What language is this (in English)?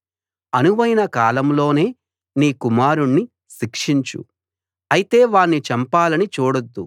Telugu